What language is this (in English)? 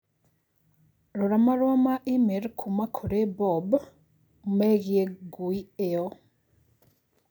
Kikuyu